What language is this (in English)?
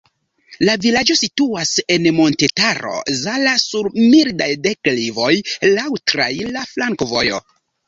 Esperanto